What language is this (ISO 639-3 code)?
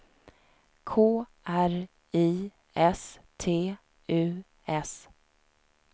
swe